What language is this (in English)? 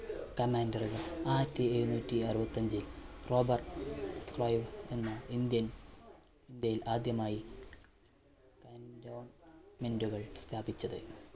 Malayalam